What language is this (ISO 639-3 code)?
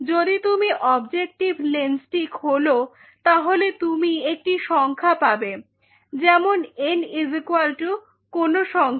ben